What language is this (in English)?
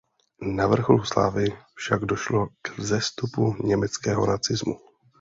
Czech